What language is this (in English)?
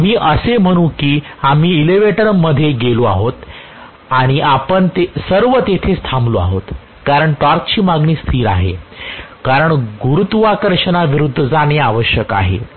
Marathi